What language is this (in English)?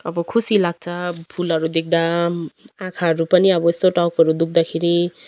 Nepali